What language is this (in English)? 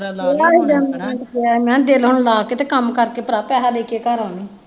Punjabi